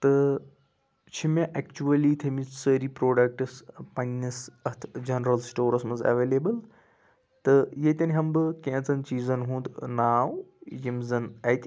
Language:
Kashmiri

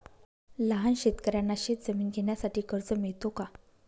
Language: Marathi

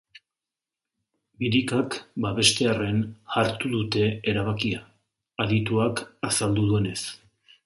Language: Basque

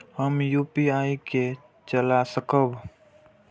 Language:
Maithili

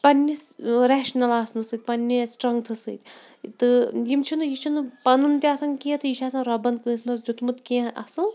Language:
Kashmiri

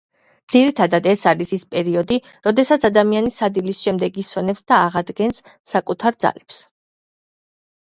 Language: Georgian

